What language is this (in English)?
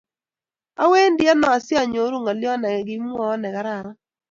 Kalenjin